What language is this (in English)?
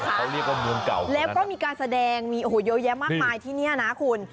Thai